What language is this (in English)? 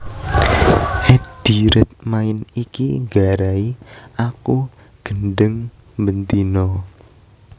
Javanese